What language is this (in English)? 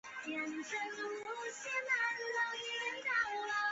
Chinese